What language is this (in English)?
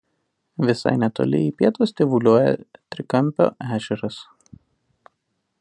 Lithuanian